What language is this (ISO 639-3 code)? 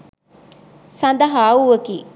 sin